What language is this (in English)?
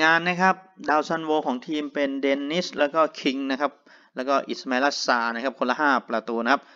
Thai